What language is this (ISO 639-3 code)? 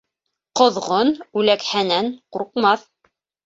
bak